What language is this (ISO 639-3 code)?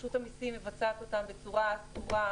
heb